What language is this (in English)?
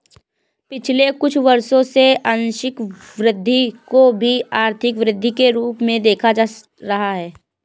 Hindi